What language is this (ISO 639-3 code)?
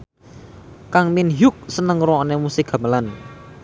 jav